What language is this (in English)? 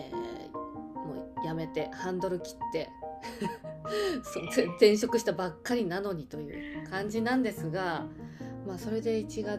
Japanese